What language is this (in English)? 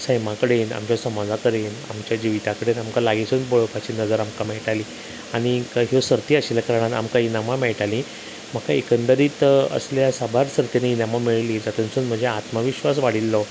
Konkani